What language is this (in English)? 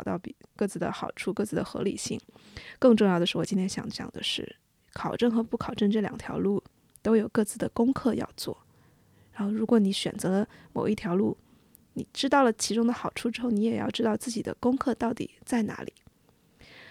Chinese